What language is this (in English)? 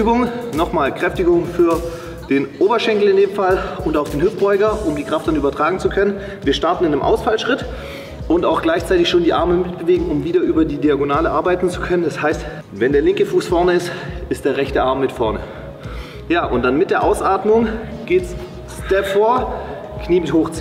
German